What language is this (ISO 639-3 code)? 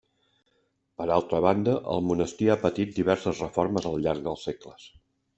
cat